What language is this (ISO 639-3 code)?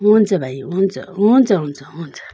nep